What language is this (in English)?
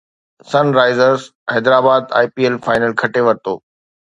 Sindhi